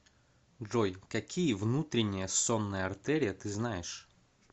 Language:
Russian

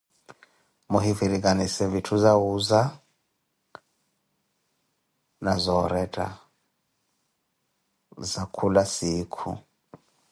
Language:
Koti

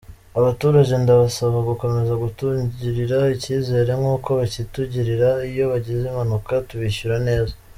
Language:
Kinyarwanda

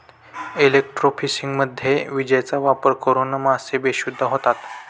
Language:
Marathi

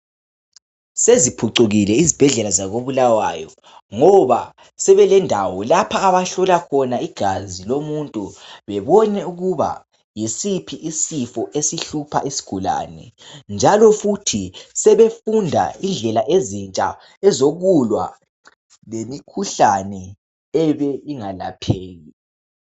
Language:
North Ndebele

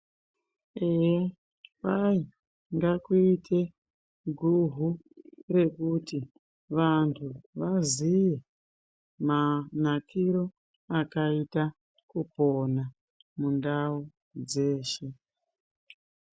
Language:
Ndau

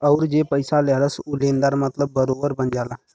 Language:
Bhojpuri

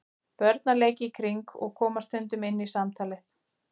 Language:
Icelandic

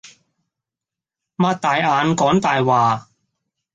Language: Cantonese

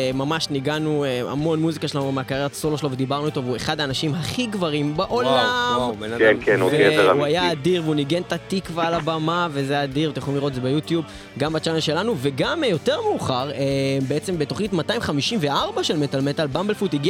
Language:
Hebrew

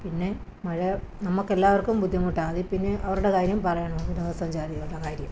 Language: Malayalam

